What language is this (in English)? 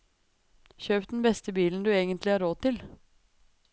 Norwegian